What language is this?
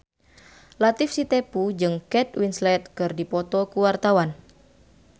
Sundanese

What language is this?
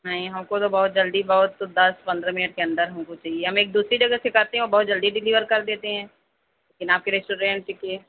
Urdu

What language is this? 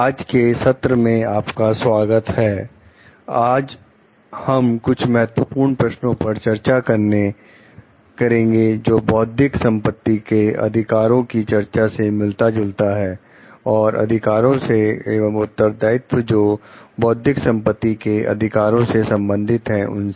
Hindi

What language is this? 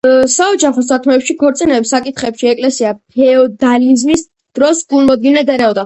Georgian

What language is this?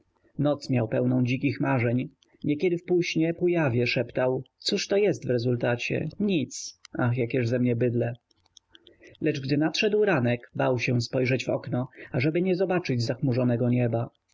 Polish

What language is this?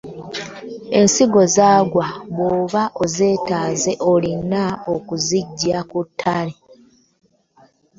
Ganda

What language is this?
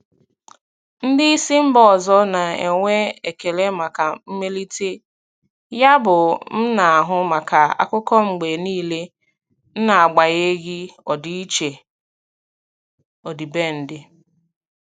Igbo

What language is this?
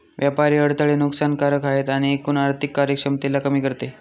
Marathi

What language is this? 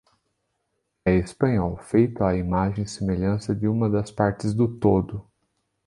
Portuguese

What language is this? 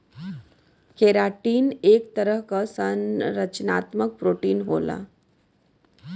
Bhojpuri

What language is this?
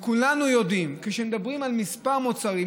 Hebrew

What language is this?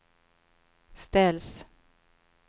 Swedish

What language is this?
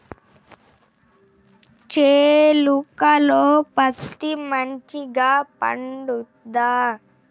Telugu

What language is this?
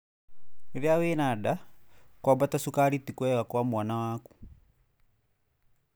Kikuyu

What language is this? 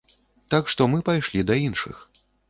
Belarusian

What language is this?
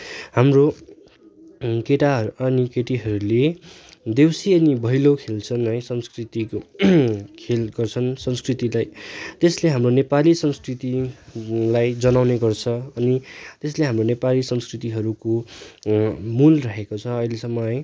Nepali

